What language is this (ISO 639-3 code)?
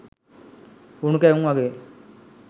sin